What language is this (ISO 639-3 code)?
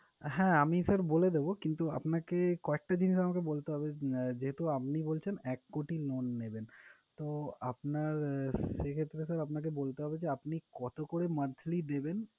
ben